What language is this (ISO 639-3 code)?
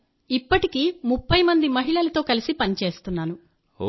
tel